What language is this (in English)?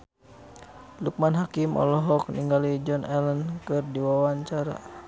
Sundanese